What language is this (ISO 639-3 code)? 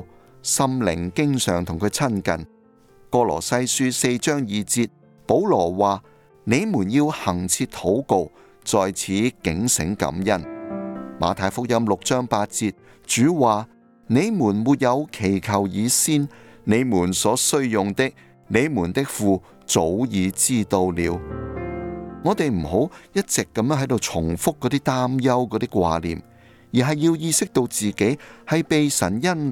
zho